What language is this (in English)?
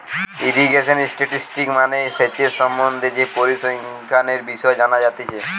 Bangla